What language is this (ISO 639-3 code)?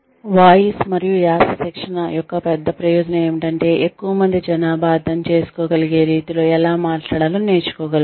tel